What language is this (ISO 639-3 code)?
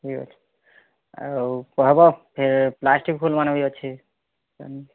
ori